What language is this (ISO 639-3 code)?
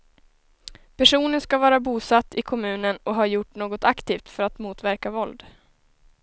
swe